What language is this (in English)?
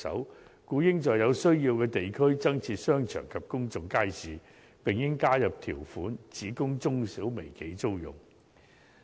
Cantonese